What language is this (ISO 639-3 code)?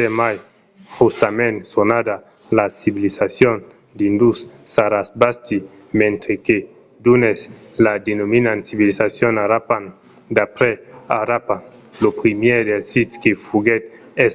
oci